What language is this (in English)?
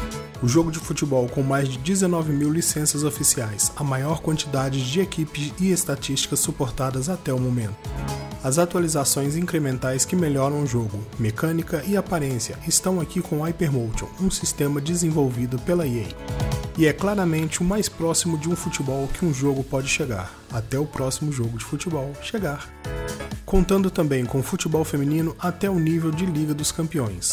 Portuguese